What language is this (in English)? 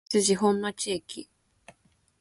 Japanese